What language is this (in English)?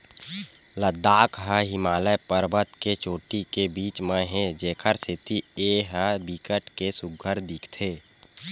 Chhattisgarhi